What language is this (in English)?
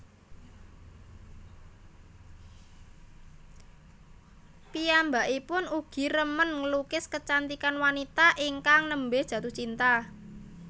Javanese